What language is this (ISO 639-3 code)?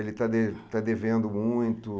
por